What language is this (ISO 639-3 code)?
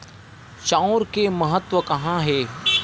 hne